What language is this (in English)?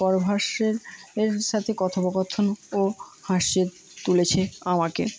Bangla